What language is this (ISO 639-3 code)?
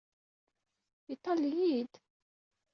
kab